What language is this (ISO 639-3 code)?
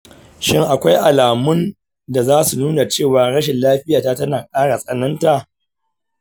hau